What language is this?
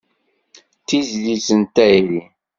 Kabyle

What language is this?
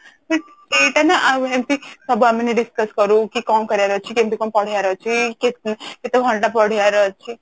Odia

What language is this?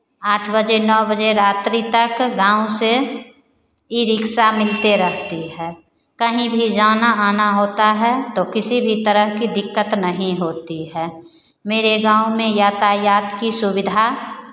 Hindi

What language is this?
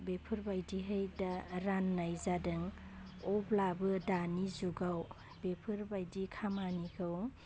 Bodo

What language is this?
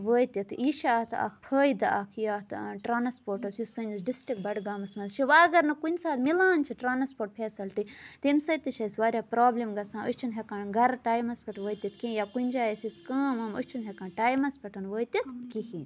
Kashmiri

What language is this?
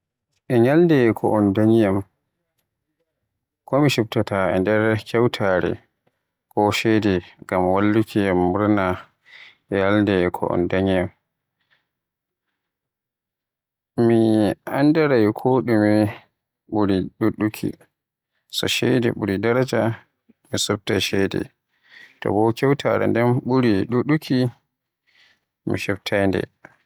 Western Niger Fulfulde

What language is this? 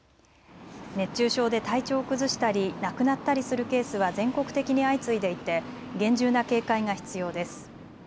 Japanese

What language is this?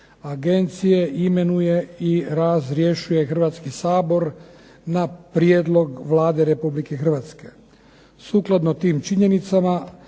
Croatian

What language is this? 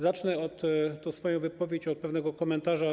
Polish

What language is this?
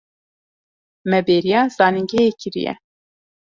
Kurdish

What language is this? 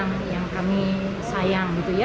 Indonesian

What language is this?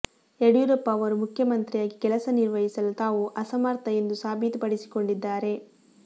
Kannada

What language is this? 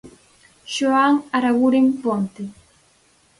Galician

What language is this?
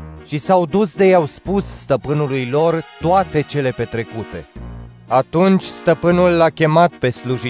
Romanian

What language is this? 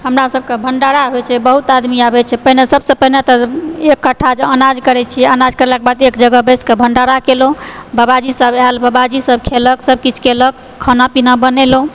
Maithili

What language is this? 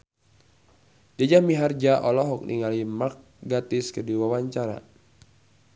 Sundanese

